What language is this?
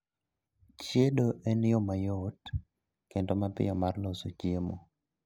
Luo (Kenya and Tanzania)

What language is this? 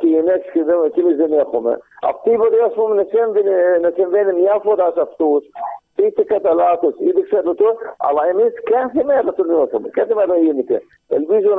Greek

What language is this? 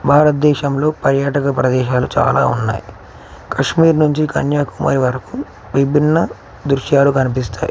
Telugu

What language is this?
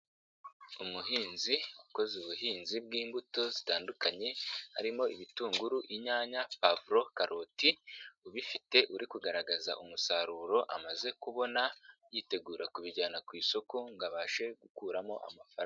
Kinyarwanda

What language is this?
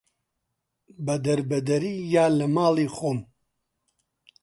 Central Kurdish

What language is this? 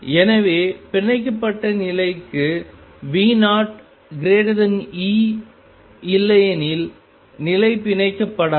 Tamil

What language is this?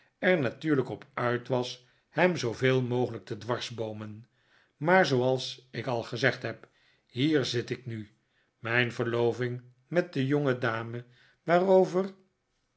Dutch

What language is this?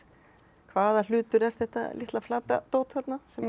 Icelandic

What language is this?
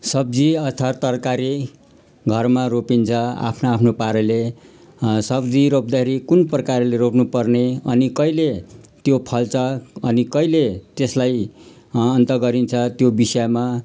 Nepali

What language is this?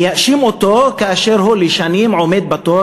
Hebrew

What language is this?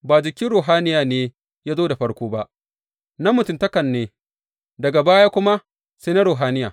Hausa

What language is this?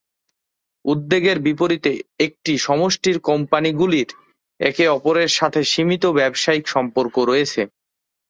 Bangla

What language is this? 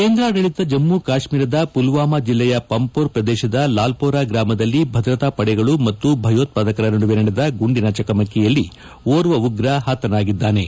Kannada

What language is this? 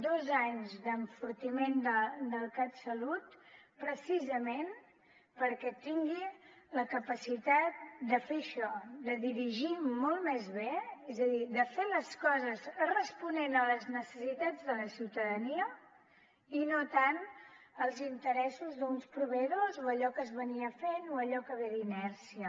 Catalan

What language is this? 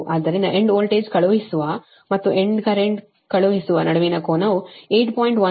Kannada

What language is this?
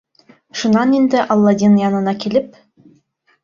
Bashkir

